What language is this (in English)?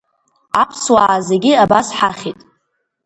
Abkhazian